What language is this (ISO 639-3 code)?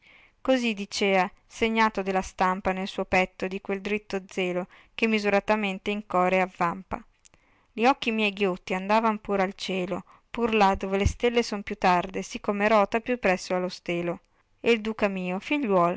ita